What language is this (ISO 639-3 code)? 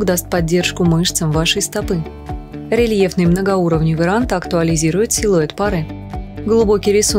rus